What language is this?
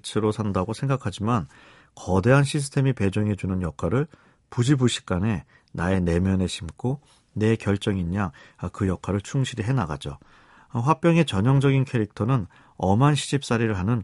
Korean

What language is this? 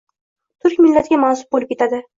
Uzbek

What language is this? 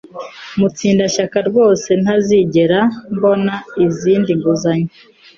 Kinyarwanda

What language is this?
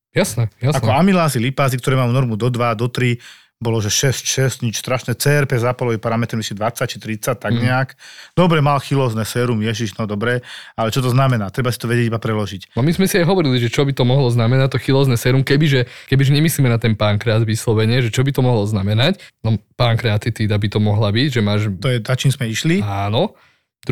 Slovak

